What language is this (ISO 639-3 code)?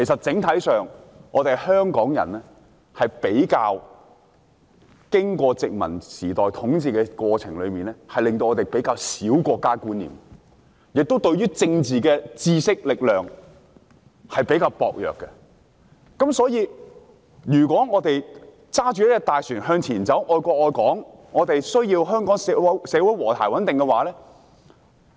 yue